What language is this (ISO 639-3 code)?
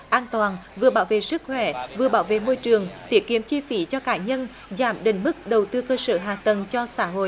vie